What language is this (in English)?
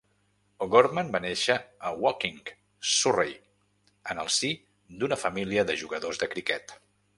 Catalan